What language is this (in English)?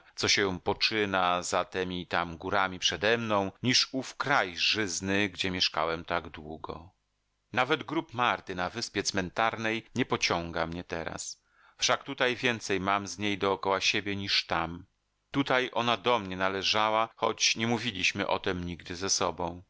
Polish